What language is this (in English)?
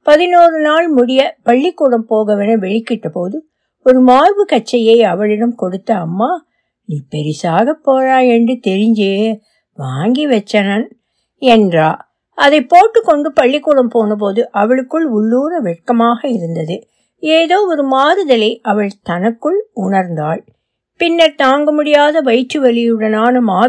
Tamil